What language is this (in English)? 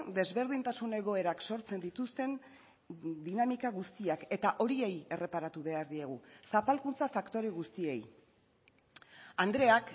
Basque